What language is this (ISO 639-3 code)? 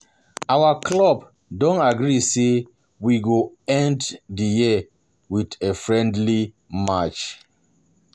pcm